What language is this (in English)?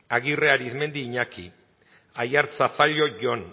Basque